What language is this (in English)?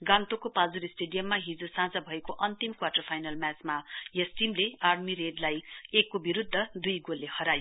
Nepali